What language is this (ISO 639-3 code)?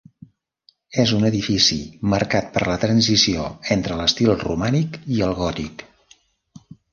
cat